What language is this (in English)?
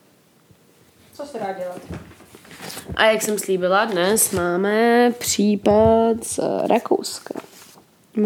Czech